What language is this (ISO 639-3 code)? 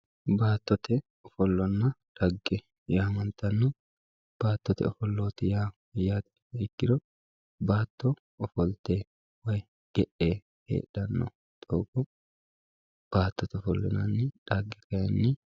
sid